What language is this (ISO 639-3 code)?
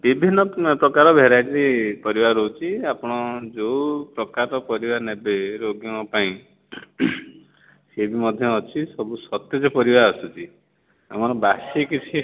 ori